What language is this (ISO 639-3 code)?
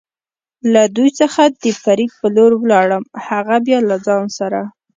pus